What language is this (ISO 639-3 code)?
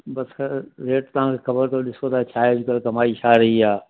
snd